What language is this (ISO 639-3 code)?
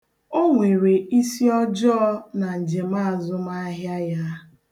ibo